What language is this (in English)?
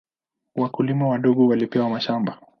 Swahili